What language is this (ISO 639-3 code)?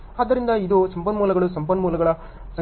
kan